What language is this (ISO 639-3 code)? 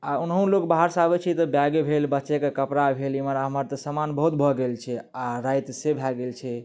mai